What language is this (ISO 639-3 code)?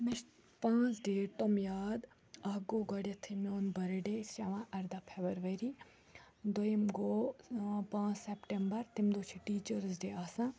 kas